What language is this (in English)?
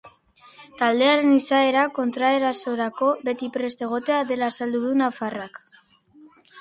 Basque